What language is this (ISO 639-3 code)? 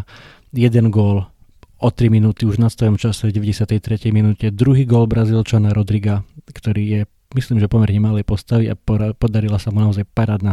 slk